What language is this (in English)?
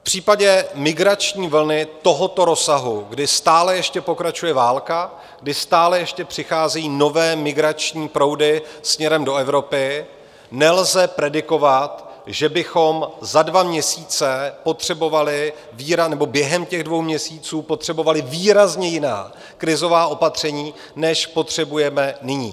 Czech